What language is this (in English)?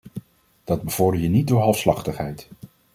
Dutch